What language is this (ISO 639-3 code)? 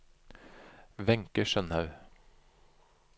nor